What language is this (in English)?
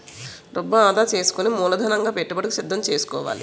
Telugu